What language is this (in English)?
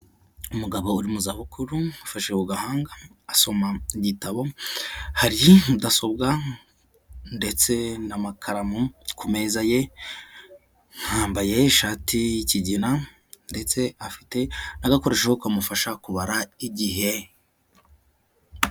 Kinyarwanda